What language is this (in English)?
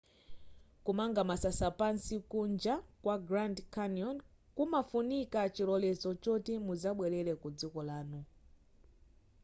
Nyanja